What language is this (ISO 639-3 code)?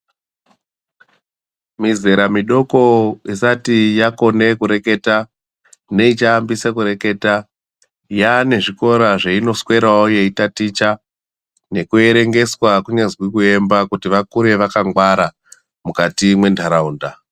ndc